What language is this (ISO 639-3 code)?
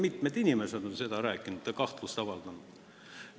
est